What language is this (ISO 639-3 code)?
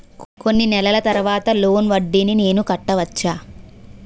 tel